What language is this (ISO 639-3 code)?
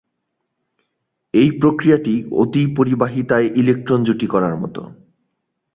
ben